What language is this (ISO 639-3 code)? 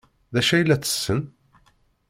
kab